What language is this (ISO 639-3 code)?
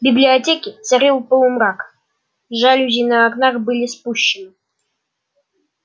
rus